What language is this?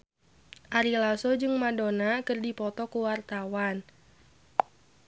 Sundanese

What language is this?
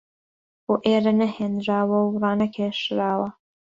Central Kurdish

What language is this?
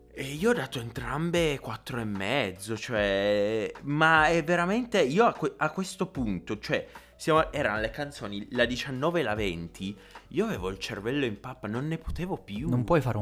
Italian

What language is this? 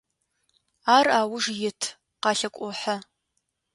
Adyghe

